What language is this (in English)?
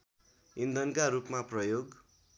Nepali